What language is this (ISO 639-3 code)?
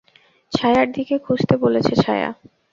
ben